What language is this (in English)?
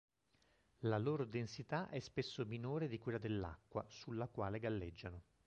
Italian